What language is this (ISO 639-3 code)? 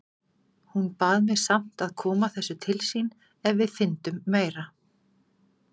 isl